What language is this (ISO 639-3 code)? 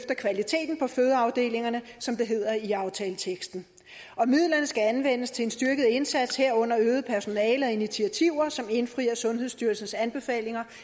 dan